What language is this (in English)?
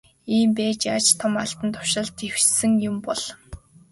Mongolian